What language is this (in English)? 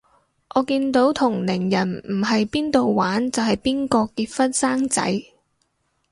Cantonese